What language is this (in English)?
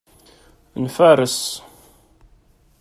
Kabyle